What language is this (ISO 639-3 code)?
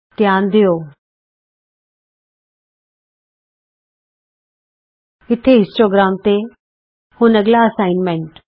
pan